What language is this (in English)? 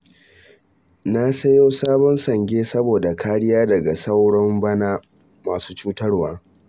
Hausa